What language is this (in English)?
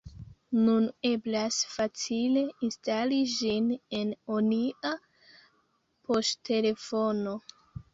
Esperanto